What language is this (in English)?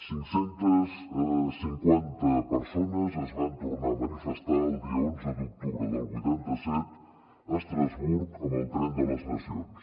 Catalan